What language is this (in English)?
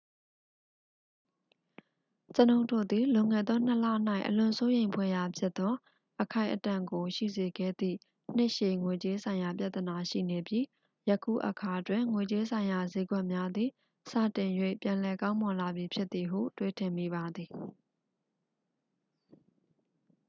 Burmese